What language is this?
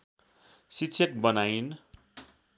Nepali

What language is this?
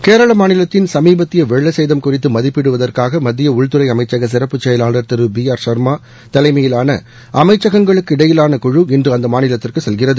Tamil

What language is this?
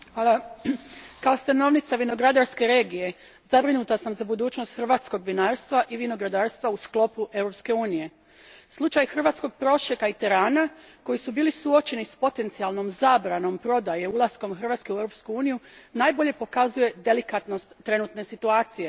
Croatian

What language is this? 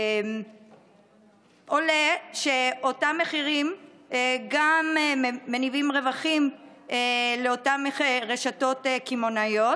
Hebrew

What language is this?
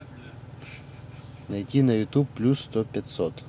Russian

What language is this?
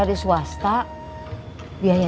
Indonesian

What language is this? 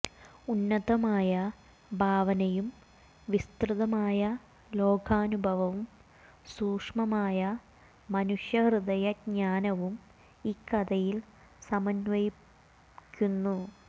Malayalam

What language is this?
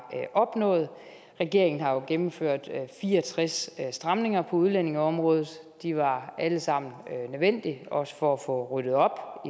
Danish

